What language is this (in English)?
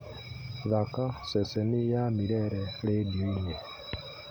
Kikuyu